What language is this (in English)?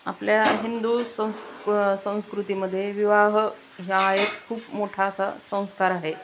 Marathi